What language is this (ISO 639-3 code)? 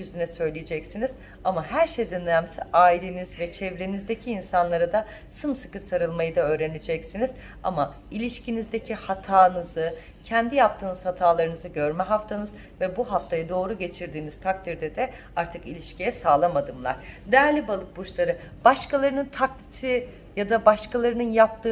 tur